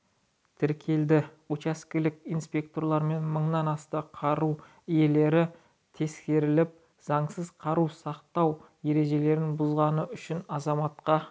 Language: Kazakh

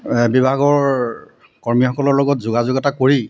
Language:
Assamese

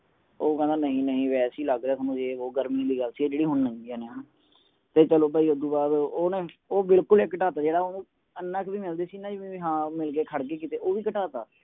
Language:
Punjabi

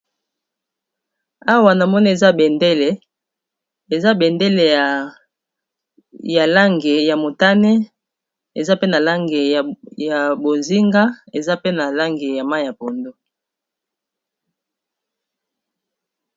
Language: Lingala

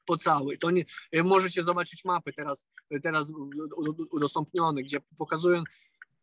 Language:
Polish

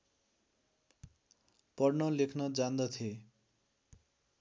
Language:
Nepali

